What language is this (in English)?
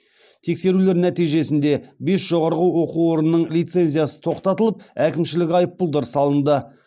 Kazakh